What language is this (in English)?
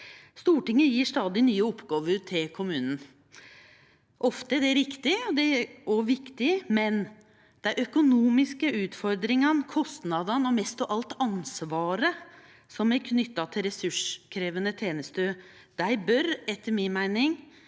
Norwegian